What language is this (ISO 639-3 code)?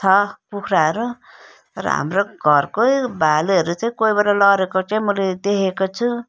nep